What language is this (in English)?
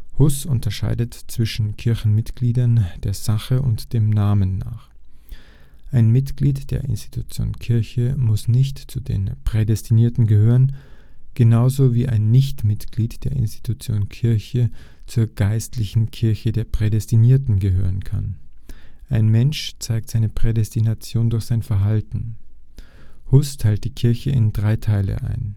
German